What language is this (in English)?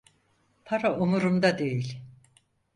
Turkish